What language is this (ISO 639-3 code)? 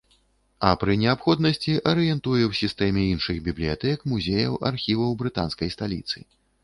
bel